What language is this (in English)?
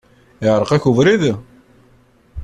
Kabyle